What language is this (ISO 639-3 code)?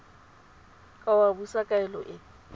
tsn